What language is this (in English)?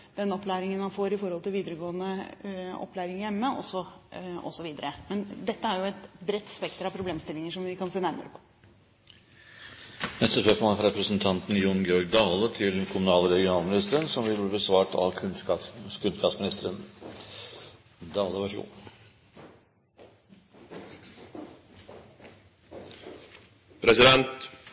Norwegian